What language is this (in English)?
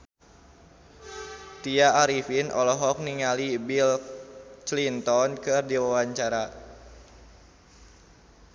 Sundanese